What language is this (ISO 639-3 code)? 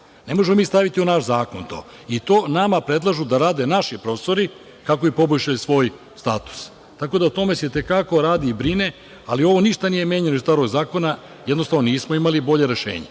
srp